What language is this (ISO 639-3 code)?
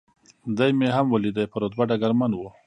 pus